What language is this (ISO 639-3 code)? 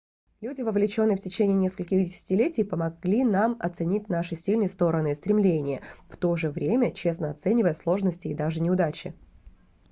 rus